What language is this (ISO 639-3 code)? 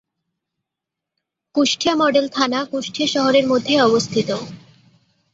ben